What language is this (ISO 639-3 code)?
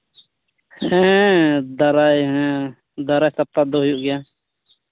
sat